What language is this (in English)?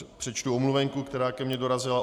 Czech